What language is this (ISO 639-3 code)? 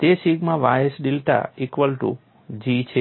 guj